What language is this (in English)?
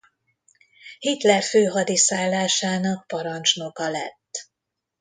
Hungarian